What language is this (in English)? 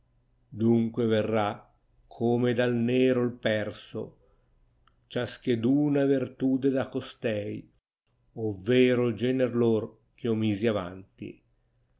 Italian